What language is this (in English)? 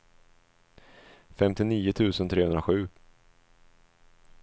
Swedish